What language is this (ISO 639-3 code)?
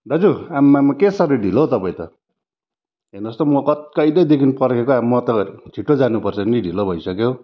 nep